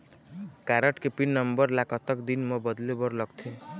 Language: Chhattisgarhi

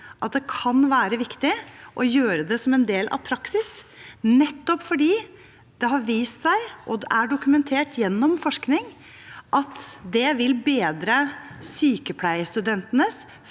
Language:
Norwegian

